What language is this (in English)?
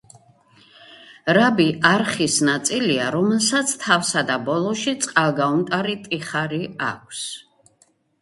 Georgian